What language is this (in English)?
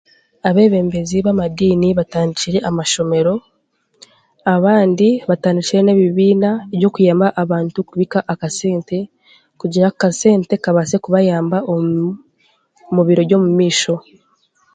Chiga